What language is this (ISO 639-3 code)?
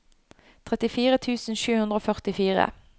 nor